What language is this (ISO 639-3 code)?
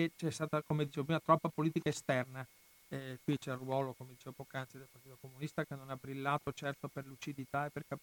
ita